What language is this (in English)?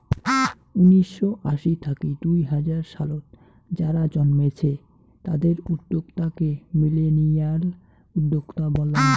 Bangla